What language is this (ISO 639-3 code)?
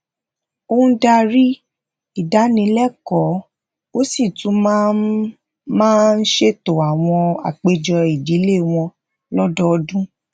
yor